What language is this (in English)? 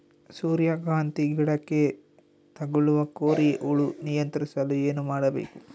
Kannada